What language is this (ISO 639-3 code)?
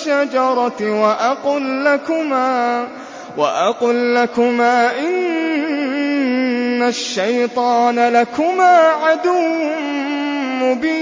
ara